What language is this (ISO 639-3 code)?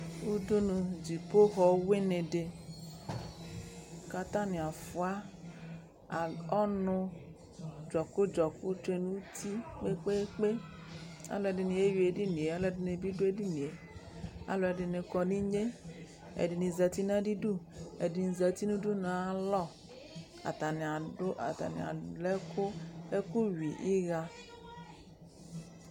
kpo